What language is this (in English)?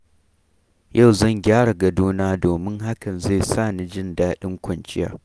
Hausa